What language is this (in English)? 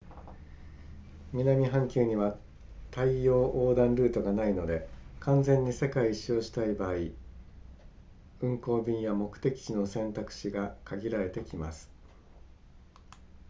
Japanese